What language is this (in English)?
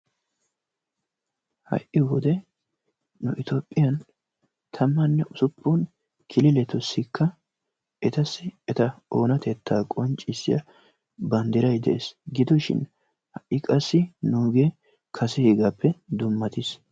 Wolaytta